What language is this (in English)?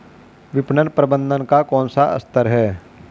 Hindi